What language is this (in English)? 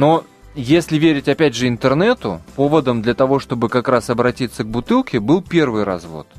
Russian